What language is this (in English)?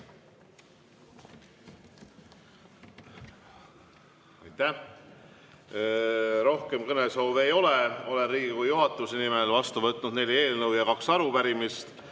Estonian